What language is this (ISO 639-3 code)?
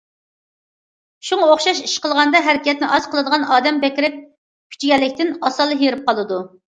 uig